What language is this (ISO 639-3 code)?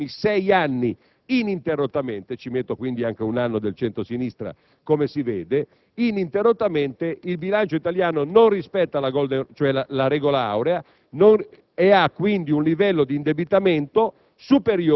ita